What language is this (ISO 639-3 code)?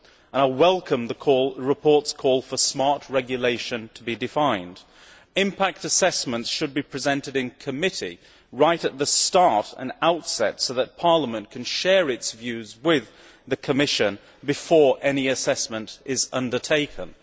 eng